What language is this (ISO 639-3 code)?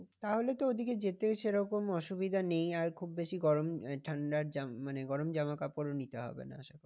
ben